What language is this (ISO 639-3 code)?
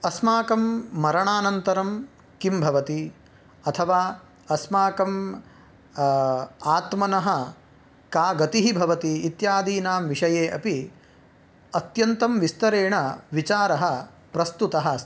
san